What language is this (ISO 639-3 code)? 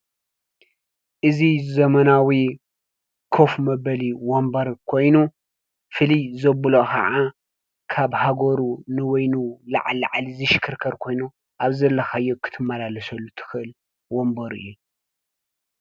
tir